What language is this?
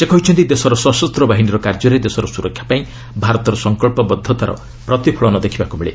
Odia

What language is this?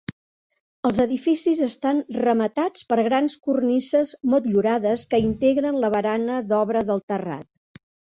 Catalan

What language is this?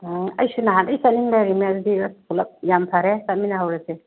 Manipuri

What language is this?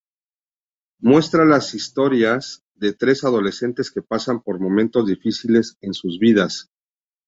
Spanish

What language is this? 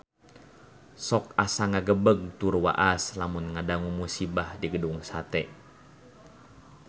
Sundanese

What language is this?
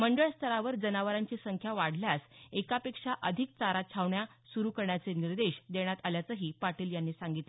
Marathi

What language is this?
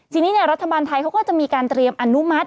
Thai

